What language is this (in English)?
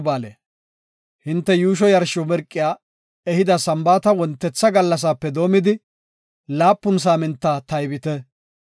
Gofa